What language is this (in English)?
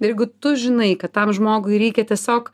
Lithuanian